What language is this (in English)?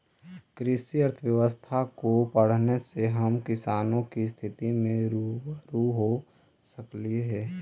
Magahi